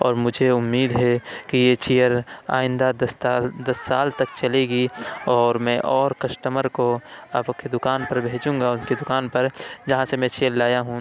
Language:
Urdu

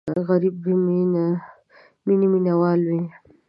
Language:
Pashto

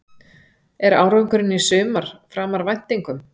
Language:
Icelandic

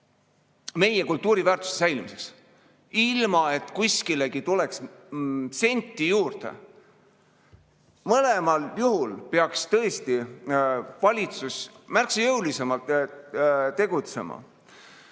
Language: Estonian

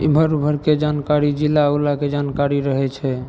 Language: Maithili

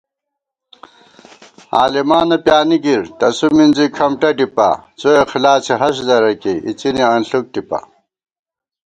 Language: Gawar-Bati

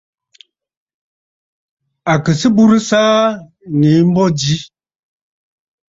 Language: Bafut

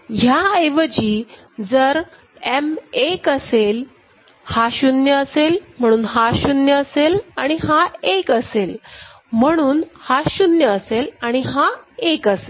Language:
Marathi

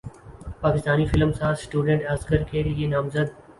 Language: Urdu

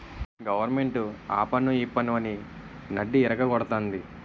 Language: Telugu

